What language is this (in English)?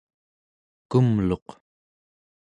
Central Yupik